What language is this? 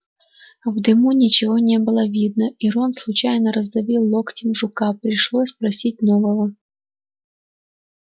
Russian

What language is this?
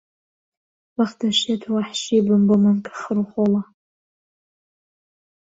Central Kurdish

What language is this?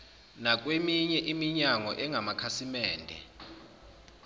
Zulu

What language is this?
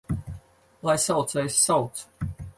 Latvian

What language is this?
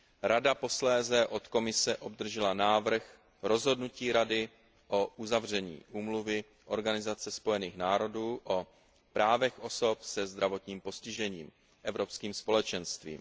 Czech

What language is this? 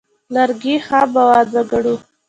Pashto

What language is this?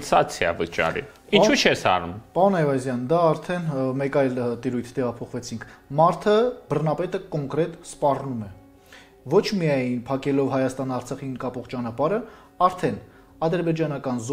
Romanian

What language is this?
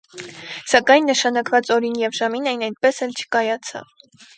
Armenian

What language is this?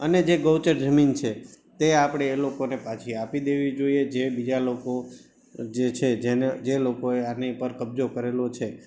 Gujarati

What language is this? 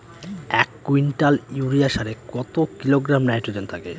Bangla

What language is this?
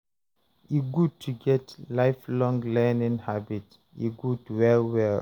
Nigerian Pidgin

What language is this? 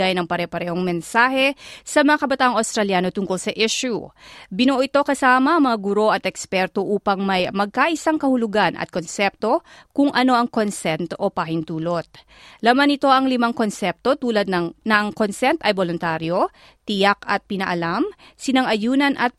Filipino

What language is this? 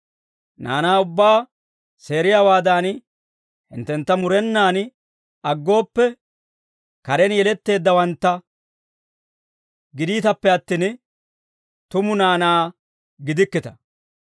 Dawro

